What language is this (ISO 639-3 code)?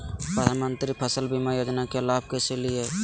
mag